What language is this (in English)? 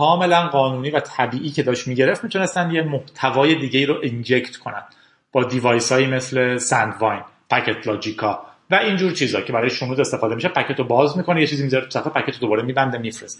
Persian